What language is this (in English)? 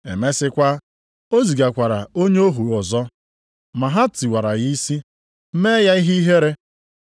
Igbo